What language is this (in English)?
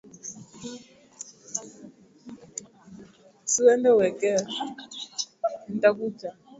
Swahili